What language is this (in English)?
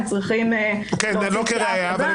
Hebrew